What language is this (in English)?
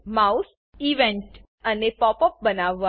Gujarati